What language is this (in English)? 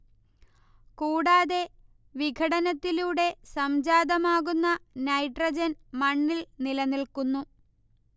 Malayalam